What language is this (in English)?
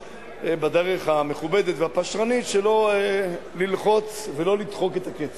Hebrew